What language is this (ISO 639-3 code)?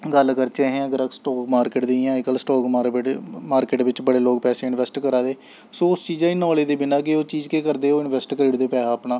doi